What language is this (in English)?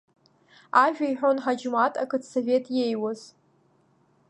Abkhazian